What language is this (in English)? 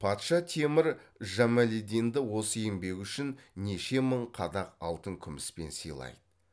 Kazakh